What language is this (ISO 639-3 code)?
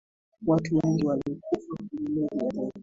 swa